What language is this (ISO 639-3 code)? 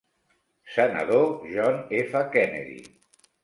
cat